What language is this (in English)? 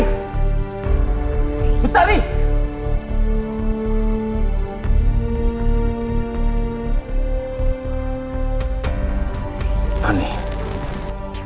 Indonesian